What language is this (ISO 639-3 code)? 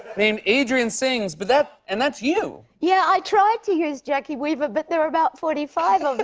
eng